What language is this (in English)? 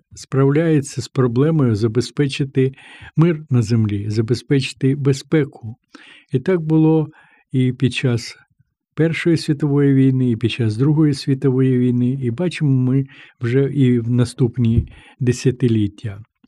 Ukrainian